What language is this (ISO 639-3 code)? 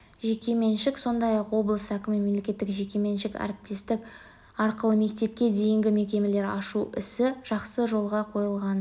kaz